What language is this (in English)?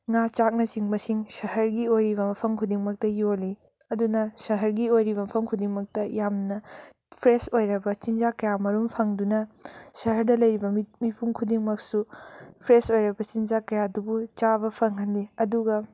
Manipuri